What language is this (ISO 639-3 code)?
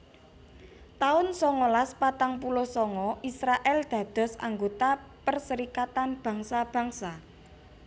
jav